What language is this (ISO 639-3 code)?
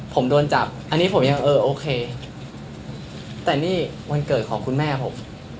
tha